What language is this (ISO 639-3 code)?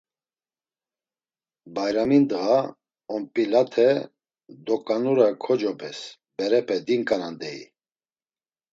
lzz